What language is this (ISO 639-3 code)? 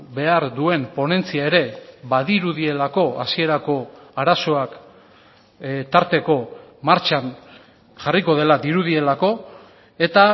eus